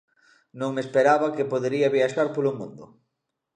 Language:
Galician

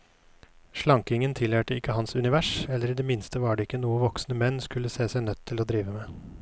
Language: Norwegian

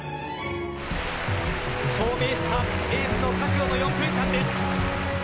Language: Japanese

